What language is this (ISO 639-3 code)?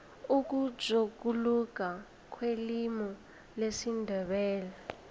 nbl